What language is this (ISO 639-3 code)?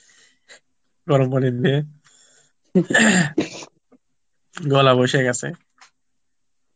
ben